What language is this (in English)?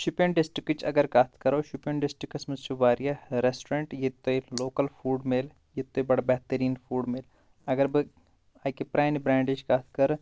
Kashmiri